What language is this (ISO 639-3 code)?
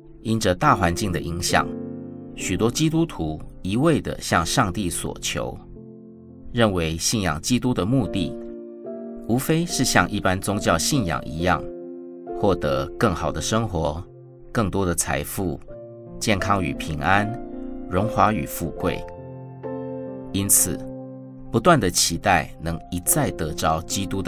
zho